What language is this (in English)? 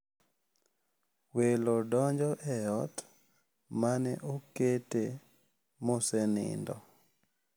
Luo (Kenya and Tanzania)